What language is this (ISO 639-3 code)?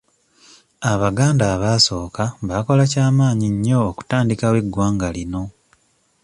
lug